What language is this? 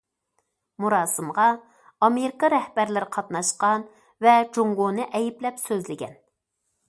Uyghur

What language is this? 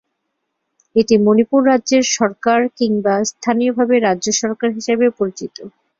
Bangla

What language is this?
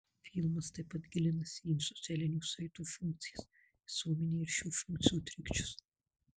Lithuanian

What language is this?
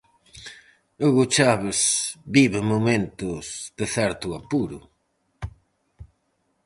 Galician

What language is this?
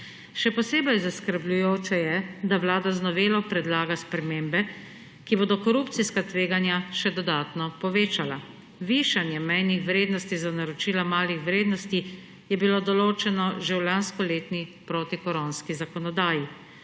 Slovenian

